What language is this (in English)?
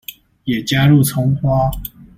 Chinese